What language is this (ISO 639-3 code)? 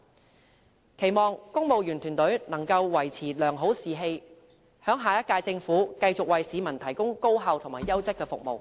yue